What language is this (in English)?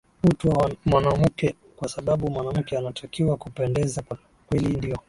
Swahili